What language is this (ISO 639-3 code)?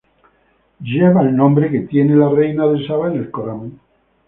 spa